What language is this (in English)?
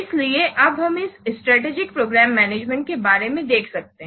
Hindi